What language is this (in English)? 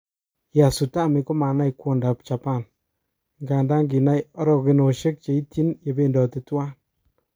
Kalenjin